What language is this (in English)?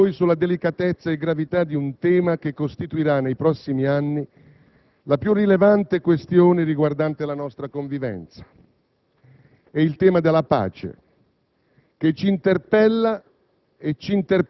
Italian